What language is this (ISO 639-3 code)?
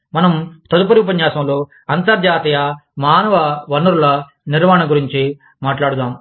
tel